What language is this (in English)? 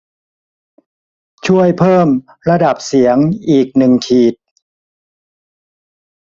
Thai